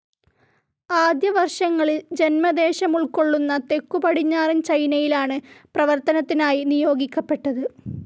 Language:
Malayalam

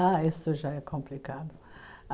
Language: Portuguese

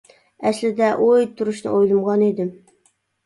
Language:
Uyghur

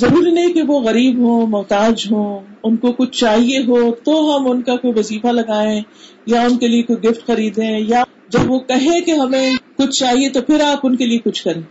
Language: Urdu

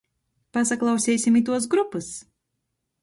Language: Latgalian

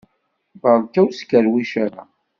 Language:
Kabyle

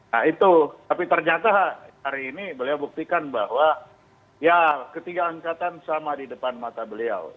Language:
Indonesian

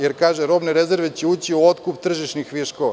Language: Serbian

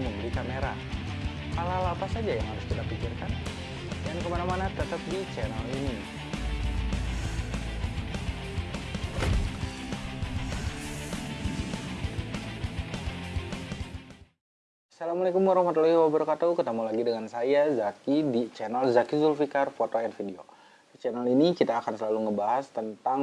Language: Indonesian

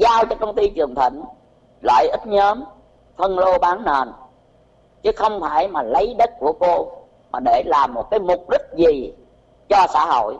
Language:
Vietnamese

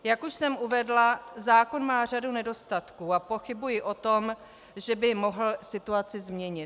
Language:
Czech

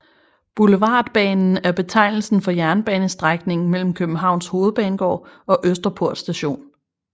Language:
Danish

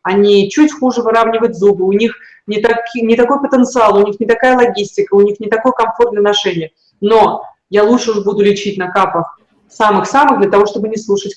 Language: Russian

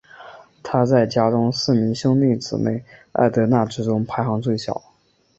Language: Chinese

